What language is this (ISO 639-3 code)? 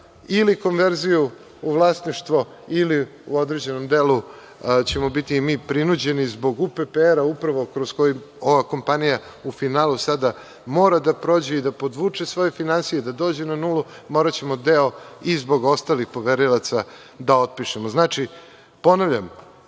srp